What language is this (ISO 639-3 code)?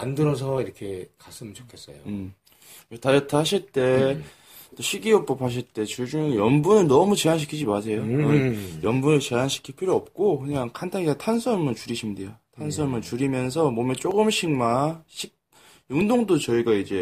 kor